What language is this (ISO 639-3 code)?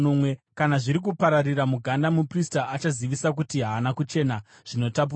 sna